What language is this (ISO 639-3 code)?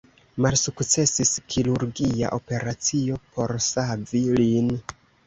epo